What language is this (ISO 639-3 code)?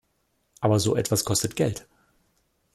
deu